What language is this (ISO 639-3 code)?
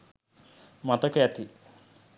sin